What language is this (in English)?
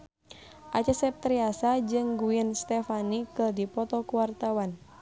Sundanese